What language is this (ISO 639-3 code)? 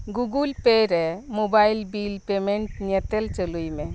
sat